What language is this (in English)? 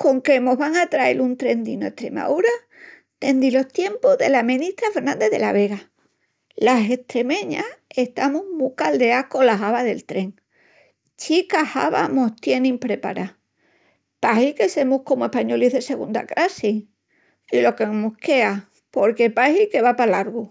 Extremaduran